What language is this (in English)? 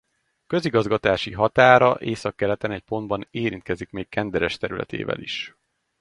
Hungarian